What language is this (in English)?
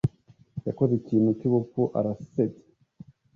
Kinyarwanda